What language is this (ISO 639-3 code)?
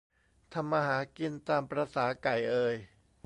tha